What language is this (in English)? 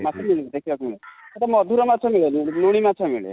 Odia